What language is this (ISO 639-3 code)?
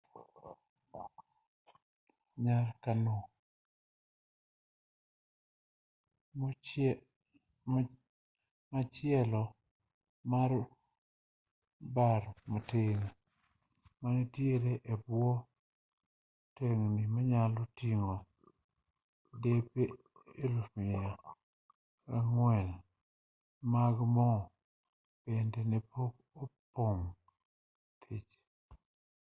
luo